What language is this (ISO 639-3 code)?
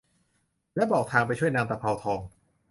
tha